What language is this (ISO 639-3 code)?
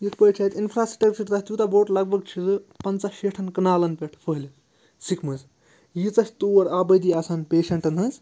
kas